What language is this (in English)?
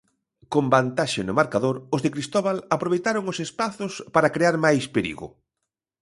Galician